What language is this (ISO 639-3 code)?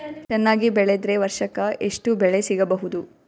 kan